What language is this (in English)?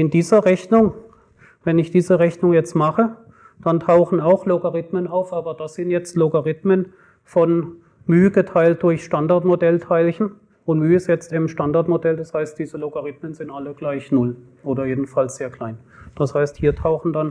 German